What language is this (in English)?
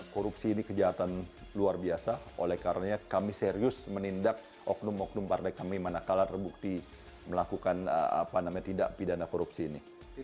Indonesian